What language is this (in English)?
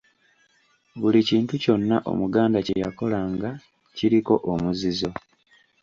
Ganda